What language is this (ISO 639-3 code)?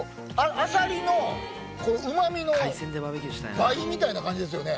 jpn